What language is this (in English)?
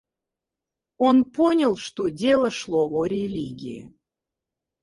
Russian